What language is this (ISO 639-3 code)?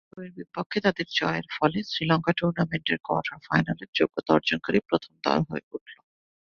ben